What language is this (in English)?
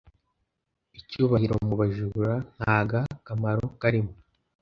Kinyarwanda